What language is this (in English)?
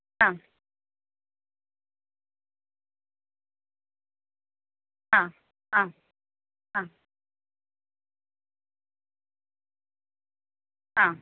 Malayalam